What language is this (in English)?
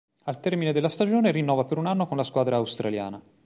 Italian